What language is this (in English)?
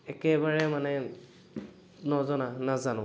Assamese